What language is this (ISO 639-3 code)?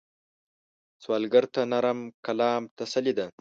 pus